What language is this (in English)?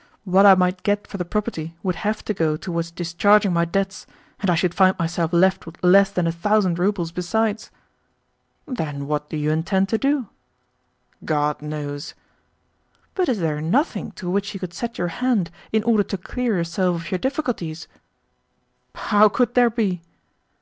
English